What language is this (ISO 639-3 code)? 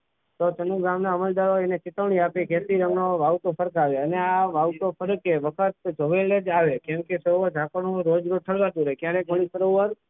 guj